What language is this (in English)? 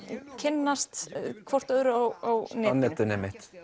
Icelandic